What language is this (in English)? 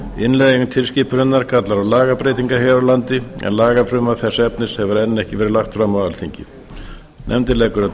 Icelandic